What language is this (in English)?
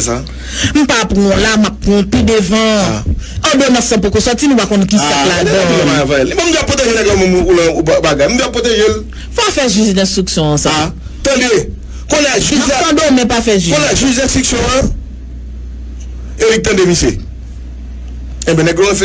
French